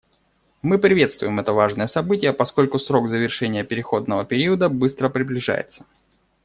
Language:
Russian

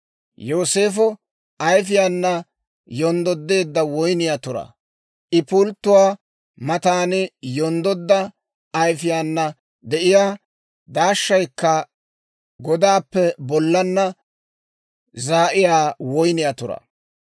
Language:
Dawro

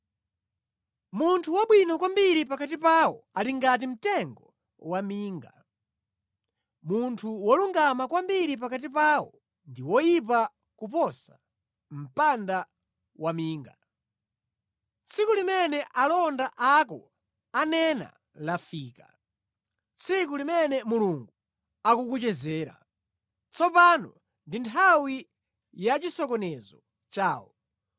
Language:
Nyanja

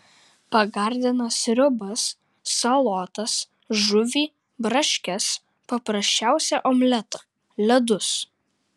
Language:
Lithuanian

